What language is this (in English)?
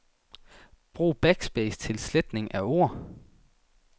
Danish